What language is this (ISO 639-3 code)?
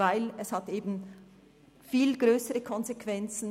gsw